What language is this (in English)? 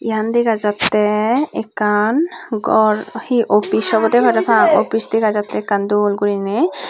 Chakma